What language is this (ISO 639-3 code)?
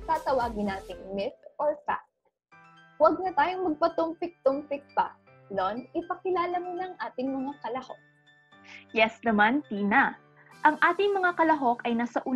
fil